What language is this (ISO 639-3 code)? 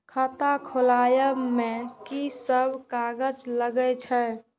mai